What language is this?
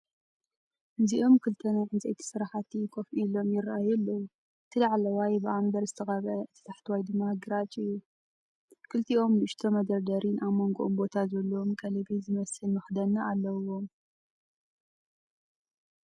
Tigrinya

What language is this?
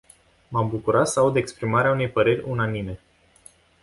Romanian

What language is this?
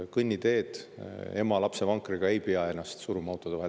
Estonian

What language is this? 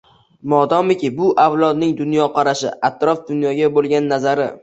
Uzbek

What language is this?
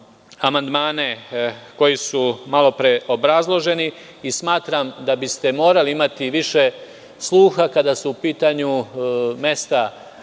Serbian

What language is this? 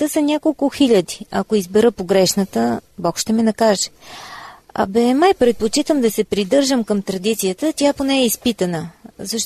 Bulgarian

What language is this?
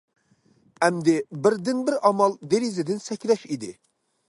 Uyghur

